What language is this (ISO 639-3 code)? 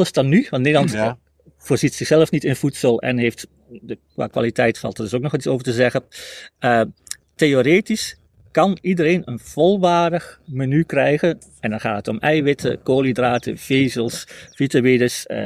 nld